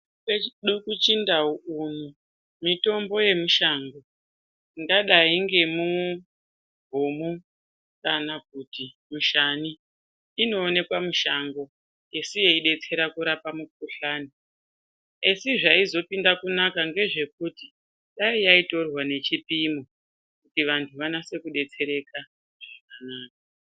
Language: Ndau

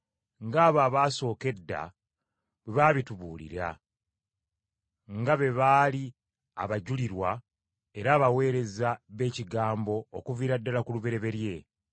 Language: Ganda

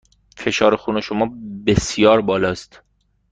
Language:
Persian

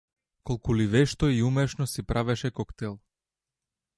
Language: Macedonian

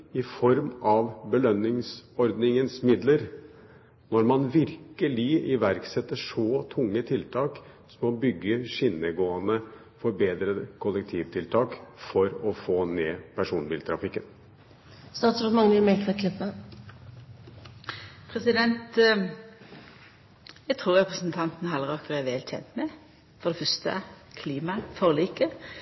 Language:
Norwegian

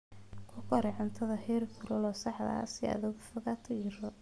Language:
Somali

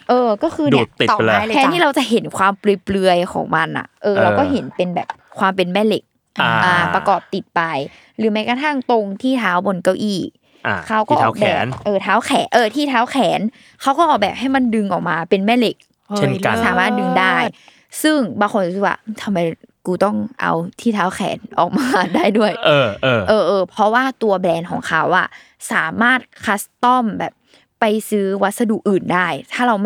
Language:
Thai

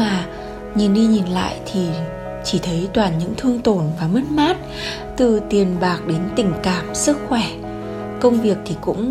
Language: Vietnamese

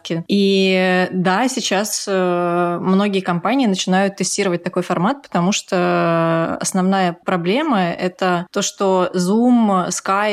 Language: Russian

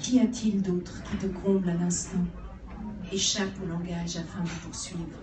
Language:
French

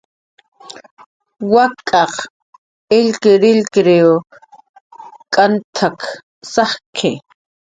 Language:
Jaqaru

